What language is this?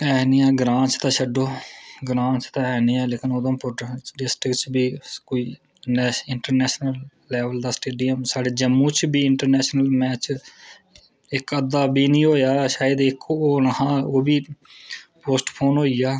Dogri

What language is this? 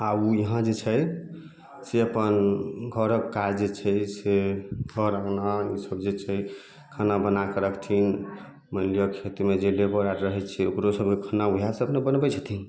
Maithili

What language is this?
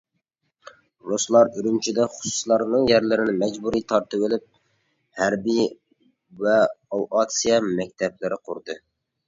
Uyghur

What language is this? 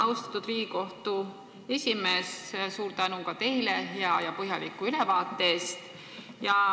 Estonian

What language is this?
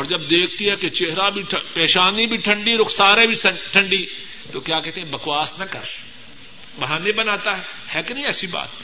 Urdu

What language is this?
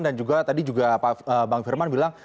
Indonesian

